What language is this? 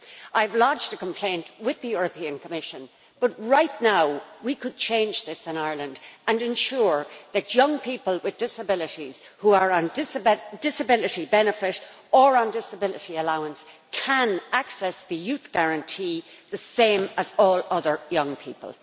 English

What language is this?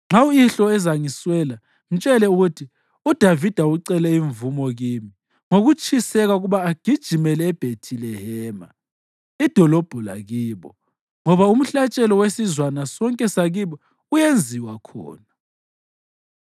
North Ndebele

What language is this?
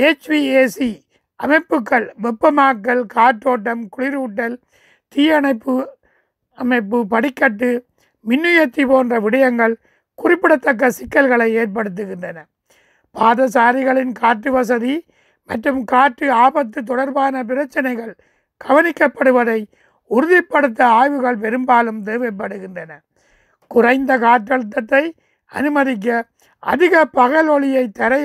Tamil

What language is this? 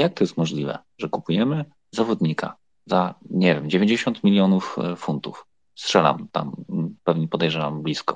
Polish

